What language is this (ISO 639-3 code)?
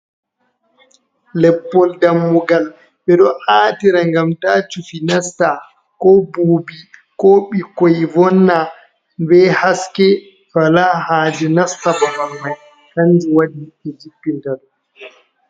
ful